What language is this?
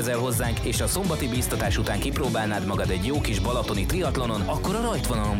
Hungarian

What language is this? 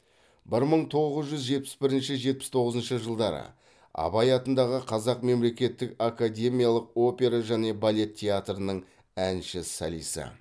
Kazakh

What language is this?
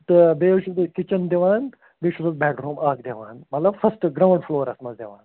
Kashmiri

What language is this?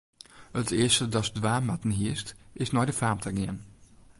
Western Frisian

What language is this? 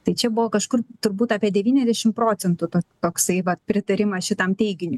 Lithuanian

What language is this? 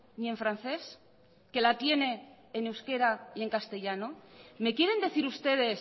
Spanish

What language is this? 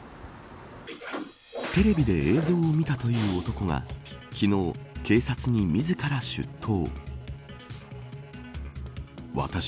Japanese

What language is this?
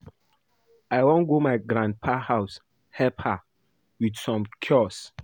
Nigerian Pidgin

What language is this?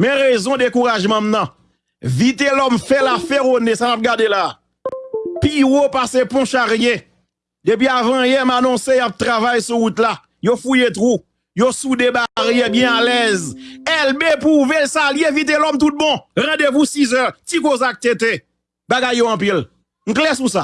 French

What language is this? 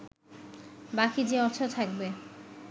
Bangla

